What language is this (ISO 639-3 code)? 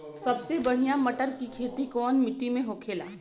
bho